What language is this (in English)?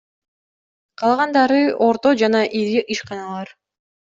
Kyrgyz